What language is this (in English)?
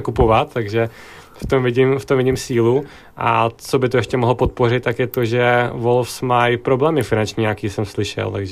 Czech